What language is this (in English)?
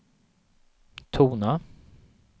Swedish